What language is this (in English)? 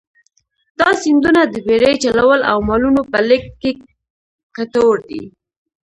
Pashto